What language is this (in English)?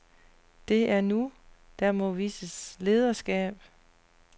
Danish